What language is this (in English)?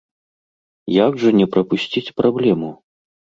Belarusian